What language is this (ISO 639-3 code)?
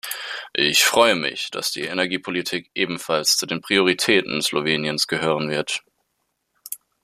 deu